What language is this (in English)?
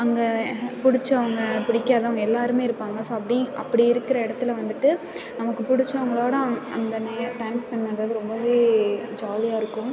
Tamil